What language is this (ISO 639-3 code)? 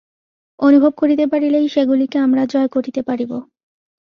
ben